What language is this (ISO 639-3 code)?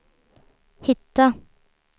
swe